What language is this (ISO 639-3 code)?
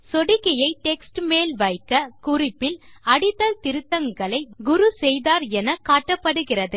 tam